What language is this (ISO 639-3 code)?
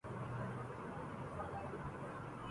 urd